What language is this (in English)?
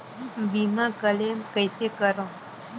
Chhattisgarhi